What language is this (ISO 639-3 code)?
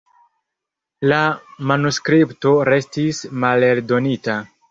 epo